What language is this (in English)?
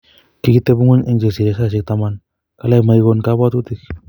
Kalenjin